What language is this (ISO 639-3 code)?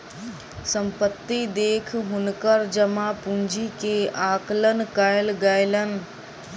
mai